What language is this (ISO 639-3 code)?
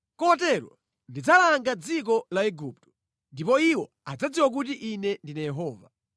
nya